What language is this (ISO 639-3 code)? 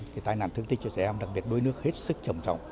vie